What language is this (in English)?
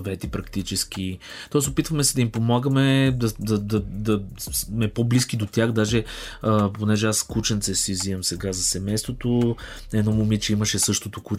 Bulgarian